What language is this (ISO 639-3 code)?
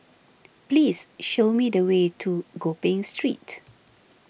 eng